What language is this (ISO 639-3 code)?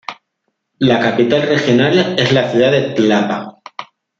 spa